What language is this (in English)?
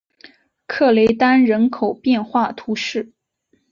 Chinese